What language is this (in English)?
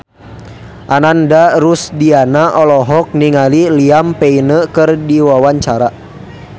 Sundanese